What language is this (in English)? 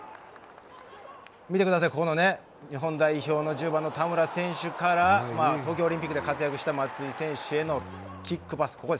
Japanese